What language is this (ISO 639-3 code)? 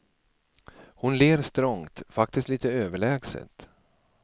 swe